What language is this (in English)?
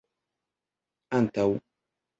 Esperanto